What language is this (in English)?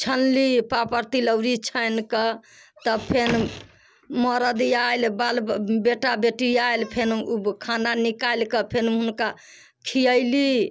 Maithili